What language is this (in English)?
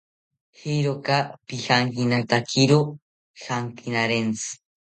South Ucayali Ashéninka